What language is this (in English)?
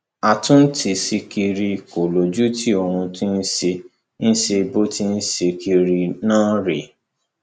Yoruba